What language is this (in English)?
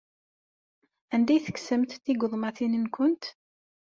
Kabyle